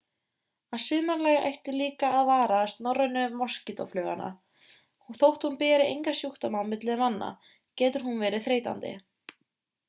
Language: Icelandic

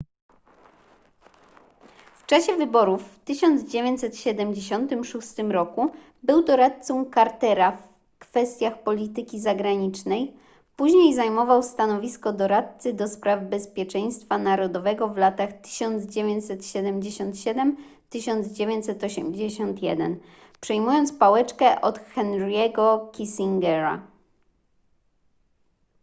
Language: Polish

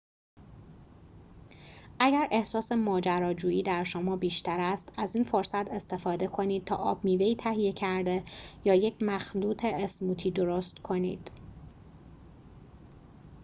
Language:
Persian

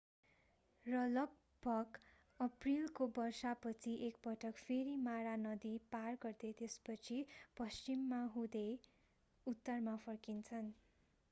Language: Nepali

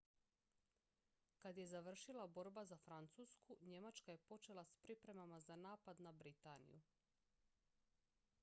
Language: Croatian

